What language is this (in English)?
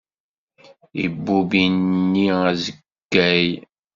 Kabyle